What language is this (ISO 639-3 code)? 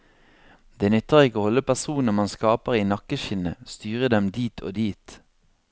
nor